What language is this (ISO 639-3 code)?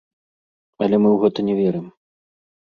bel